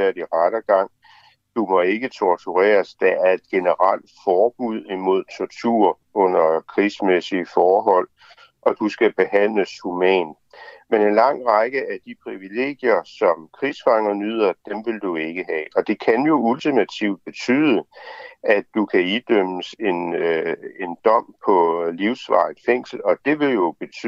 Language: Danish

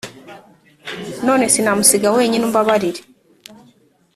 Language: Kinyarwanda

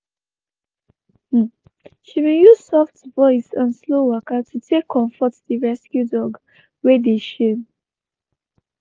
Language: Nigerian Pidgin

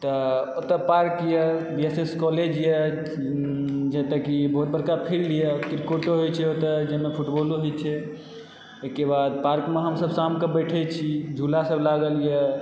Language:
Maithili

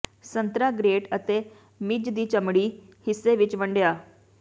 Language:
Punjabi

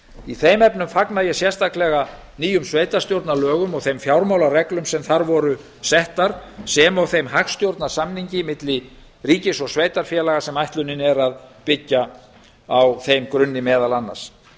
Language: Icelandic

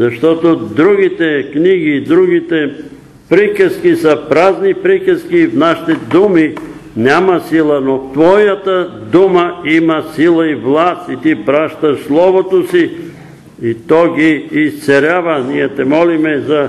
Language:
Bulgarian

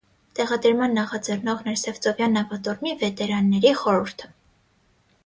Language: Armenian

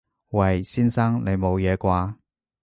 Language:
Cantonese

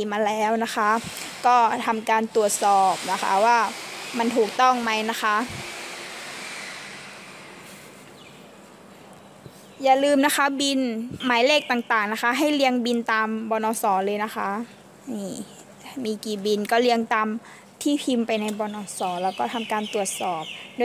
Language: Thai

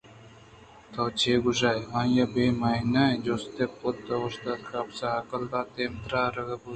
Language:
Eastern Balochi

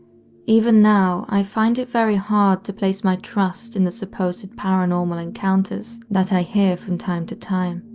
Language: English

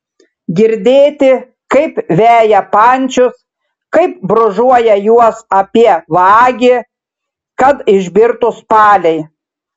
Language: Lithuanian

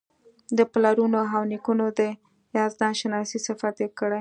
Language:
Pashto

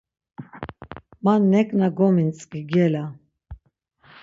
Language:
Laz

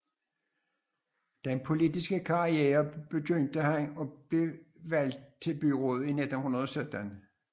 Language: Danish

